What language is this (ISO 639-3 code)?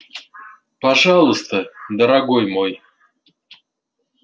rus